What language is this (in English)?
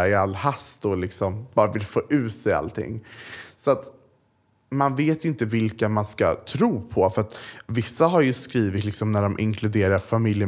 Swedish